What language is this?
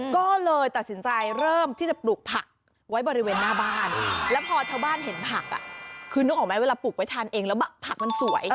Thai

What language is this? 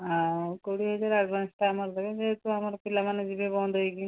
Odia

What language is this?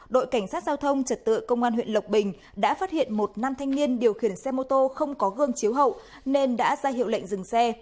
Vietnamese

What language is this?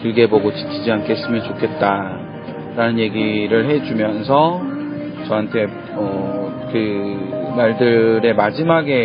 Korean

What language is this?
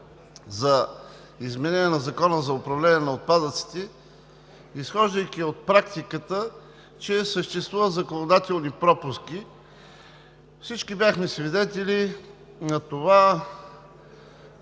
Bulgarian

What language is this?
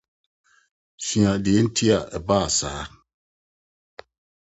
Akan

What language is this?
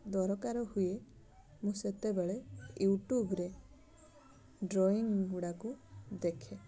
Odia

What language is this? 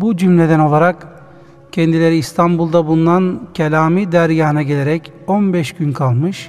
Turkish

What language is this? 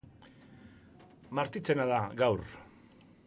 Basque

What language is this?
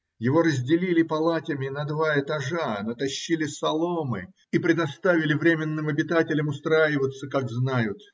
Russian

